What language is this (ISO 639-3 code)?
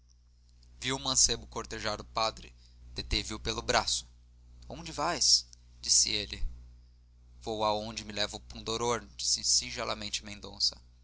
por